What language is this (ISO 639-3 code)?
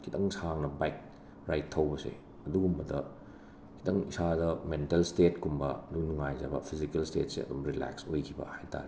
mni